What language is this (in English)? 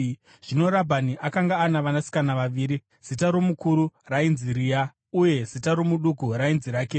Shona